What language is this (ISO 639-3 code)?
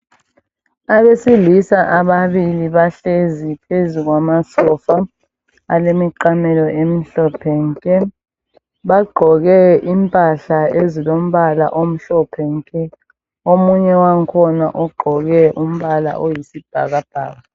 nde